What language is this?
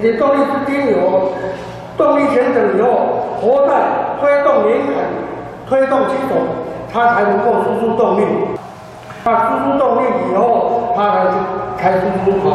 Chinese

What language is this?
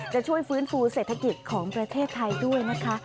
Thai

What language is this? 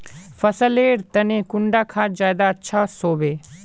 Magahi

